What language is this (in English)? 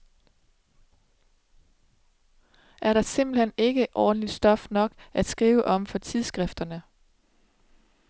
Danish